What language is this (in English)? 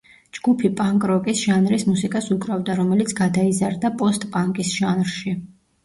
Georgian